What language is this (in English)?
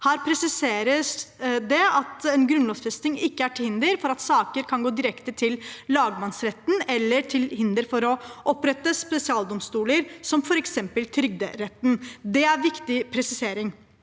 Norwegian